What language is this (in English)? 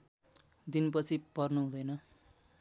Nepali